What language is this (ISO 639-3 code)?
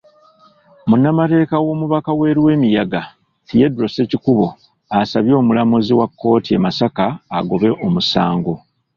lug